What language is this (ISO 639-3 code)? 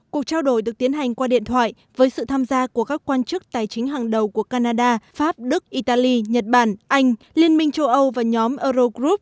vie